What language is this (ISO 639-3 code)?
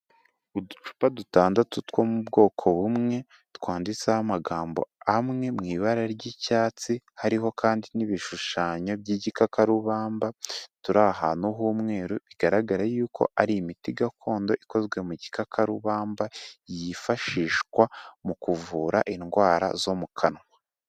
kin